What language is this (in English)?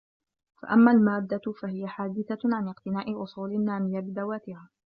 Arabic